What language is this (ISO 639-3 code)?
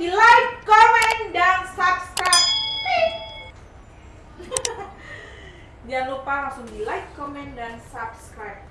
ind